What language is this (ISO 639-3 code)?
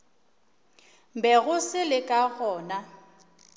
nso